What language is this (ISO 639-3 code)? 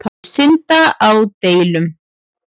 isl